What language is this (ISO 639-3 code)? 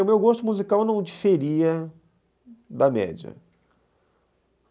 por